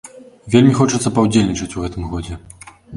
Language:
Belarusian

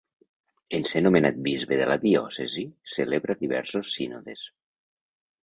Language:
Catalan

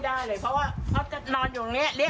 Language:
Thai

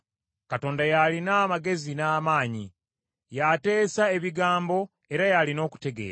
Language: Ganda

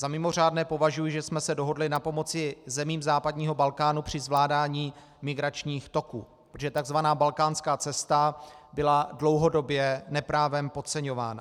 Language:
Czech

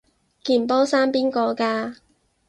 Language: Cantonese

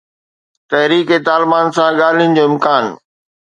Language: Sindhi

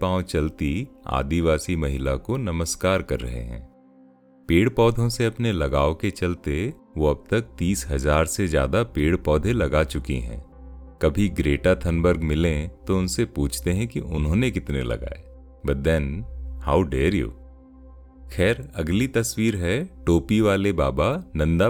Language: Hindi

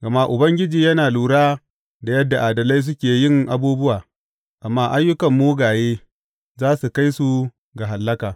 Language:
Hausa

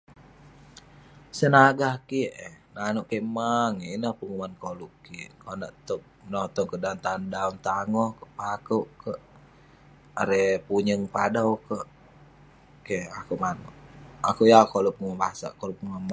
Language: Western Penan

